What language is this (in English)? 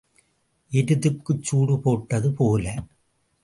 Tamil